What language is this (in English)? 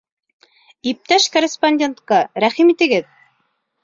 Bashkir